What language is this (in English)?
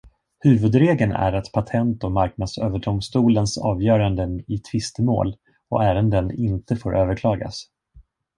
Swedish